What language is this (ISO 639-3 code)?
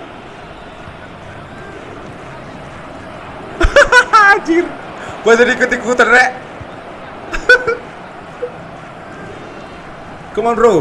ind